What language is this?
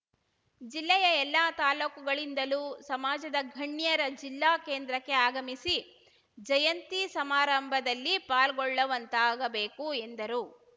Kannada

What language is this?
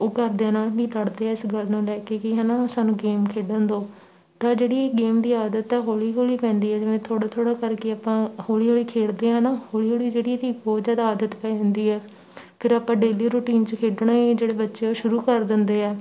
Punjabi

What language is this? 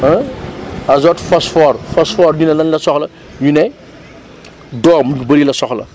Wolof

